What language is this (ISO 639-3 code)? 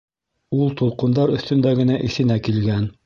bak